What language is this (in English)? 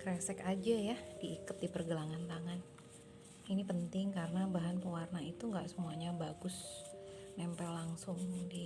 Indonesian